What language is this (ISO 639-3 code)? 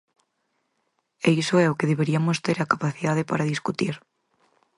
glg